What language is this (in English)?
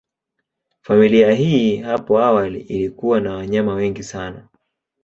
Swahili